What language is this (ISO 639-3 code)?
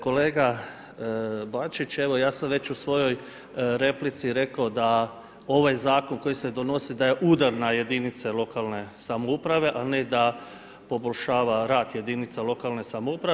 hrv